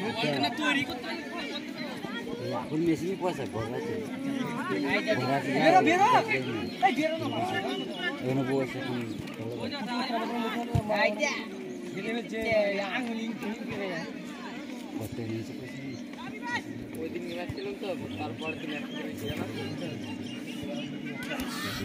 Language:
Thai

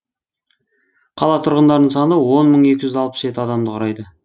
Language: Kazakh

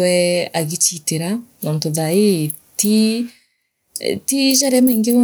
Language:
Meru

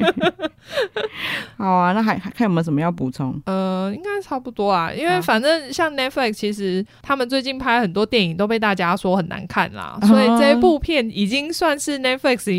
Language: Chinese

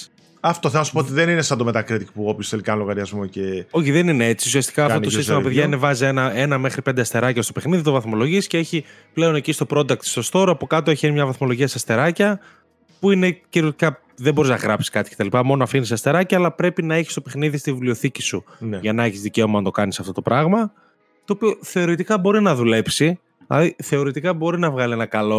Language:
Greek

